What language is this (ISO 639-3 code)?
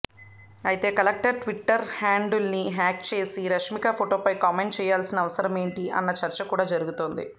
tel